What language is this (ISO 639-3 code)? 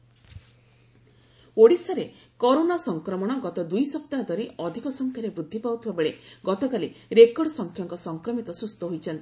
ori